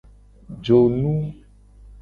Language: Gen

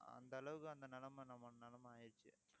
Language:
Tamil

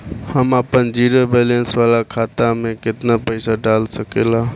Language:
Bhojpuri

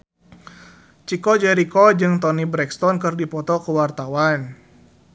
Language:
Sundanese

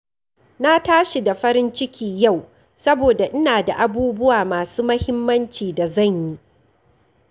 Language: Hausa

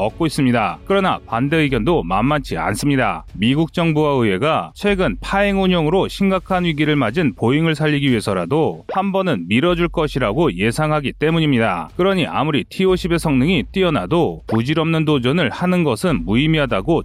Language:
Korean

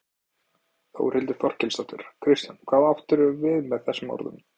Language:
Icelandic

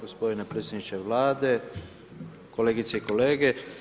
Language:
Croatian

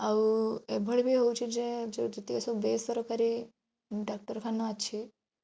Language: Odia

